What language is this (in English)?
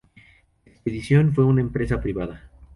Spanish